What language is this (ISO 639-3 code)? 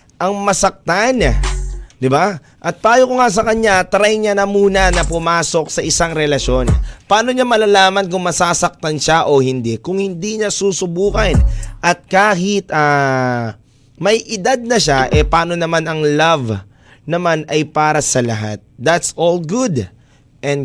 fil